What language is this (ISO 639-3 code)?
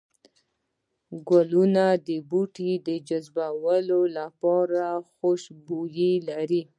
pus